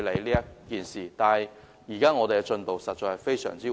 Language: Cantonese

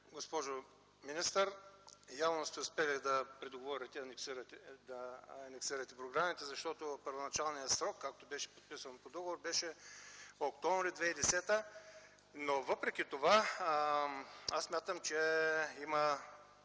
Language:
Bulgarian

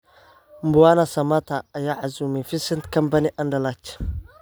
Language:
Somali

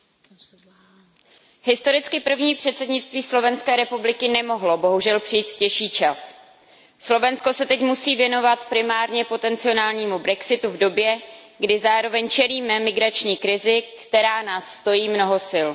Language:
Czech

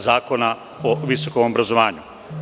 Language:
Serbian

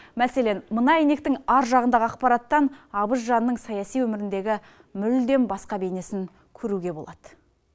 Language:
Kazakh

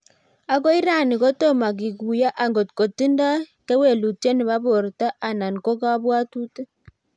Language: Kalenjin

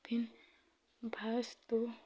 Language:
Hindi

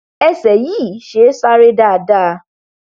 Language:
Yoruba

